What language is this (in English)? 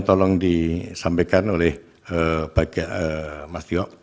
Indonesian